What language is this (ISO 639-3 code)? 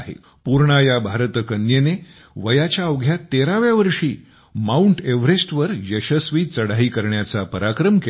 mar